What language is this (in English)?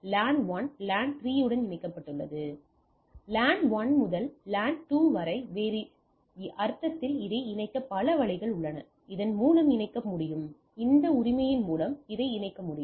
Tamil